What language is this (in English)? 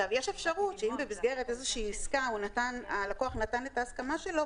Hebrew